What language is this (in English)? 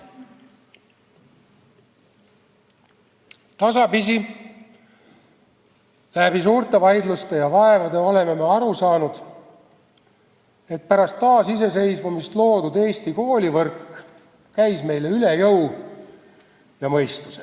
Estonian